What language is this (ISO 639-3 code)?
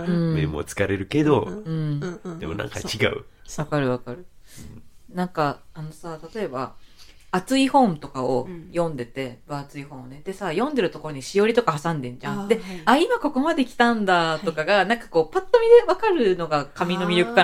jpn